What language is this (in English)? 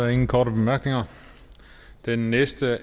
Danish